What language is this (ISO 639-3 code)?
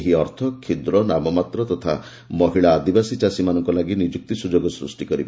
ori